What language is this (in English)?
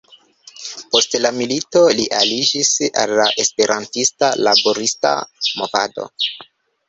Esperanto